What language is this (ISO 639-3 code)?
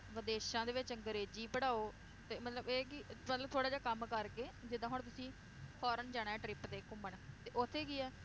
pan